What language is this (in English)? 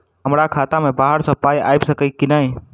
Maithili